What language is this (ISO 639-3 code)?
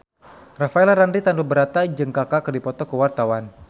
sun